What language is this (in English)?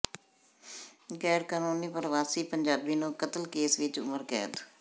Punjabi